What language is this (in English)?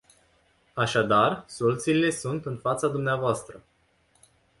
Romanian